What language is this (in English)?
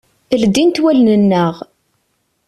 Kabyle